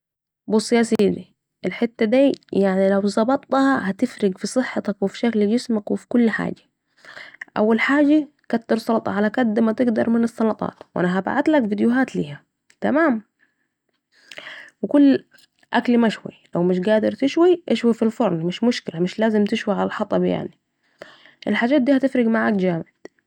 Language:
Saidi Arabic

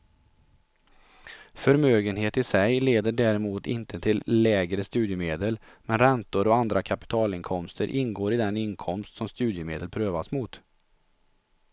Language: Swedish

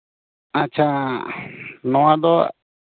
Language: Santali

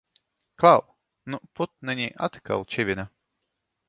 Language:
Latvian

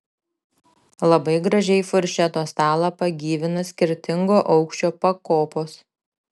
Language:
Lithuanian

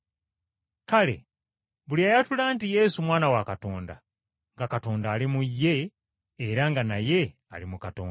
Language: Ganda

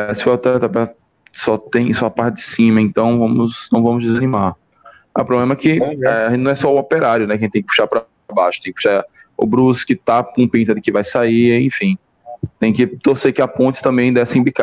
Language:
Portuguese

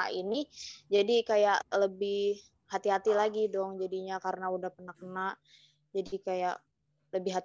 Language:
Indonesian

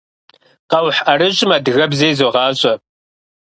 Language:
Kabardian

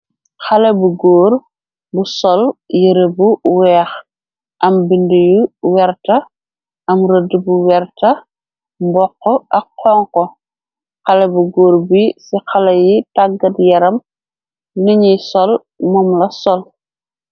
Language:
Wolof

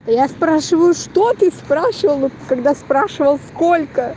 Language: Russian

